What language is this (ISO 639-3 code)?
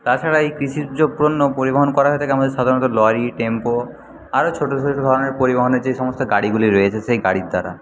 ben